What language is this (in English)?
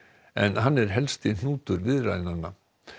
Icelandic